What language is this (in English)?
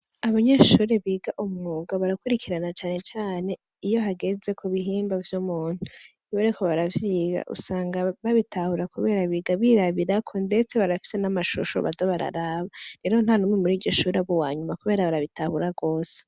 Rundi